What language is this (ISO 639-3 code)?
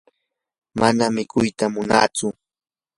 qur